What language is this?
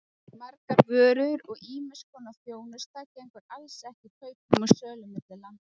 Icelandic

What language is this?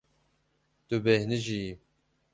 Kurdish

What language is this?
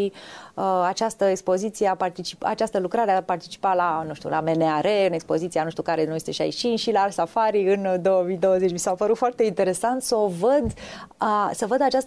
Romanian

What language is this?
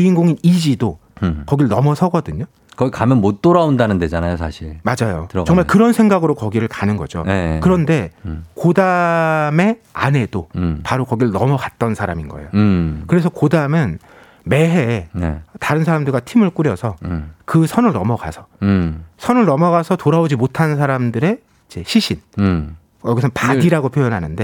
Korean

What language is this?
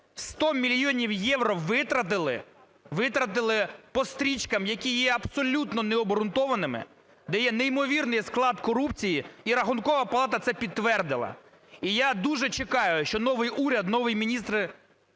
Ukrainian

